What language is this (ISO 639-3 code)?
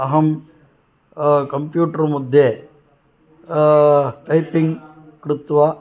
san